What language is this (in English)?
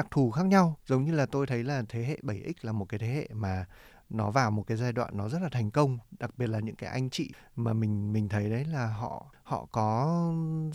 Vietnamese